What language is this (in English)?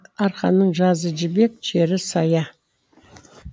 Kazakh